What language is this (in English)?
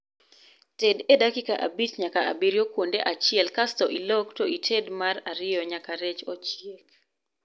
Luo (Kenya and Tanzania)